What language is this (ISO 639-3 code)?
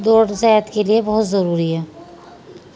urd